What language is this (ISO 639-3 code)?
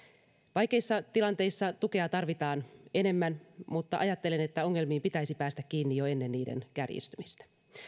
fin